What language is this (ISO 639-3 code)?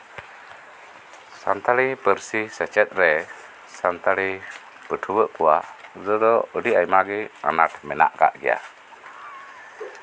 sat